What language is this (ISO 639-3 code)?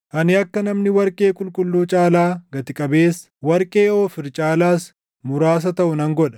orm